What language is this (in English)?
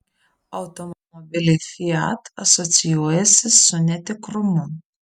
Lithuanian